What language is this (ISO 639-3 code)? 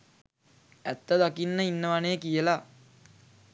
sin